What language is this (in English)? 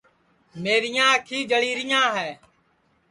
Sansi